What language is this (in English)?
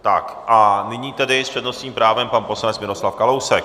Czech